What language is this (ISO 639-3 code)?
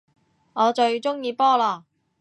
yue